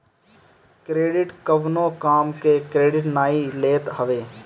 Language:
Bhojpuri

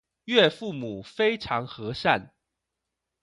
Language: Chinese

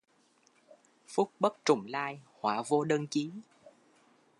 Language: Vietnamese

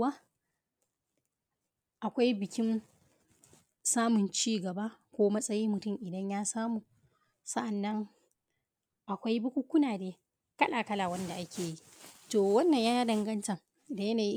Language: Hausa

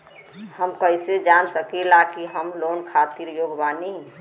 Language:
Bhojpuri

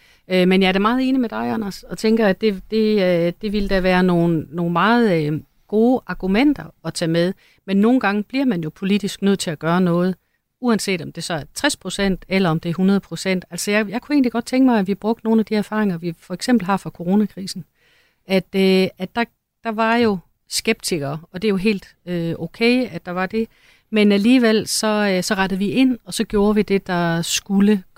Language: Danish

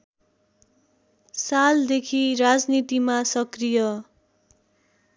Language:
Nepali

